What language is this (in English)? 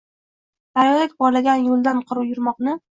Uzbek